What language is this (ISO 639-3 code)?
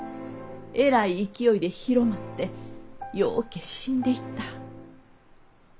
jpn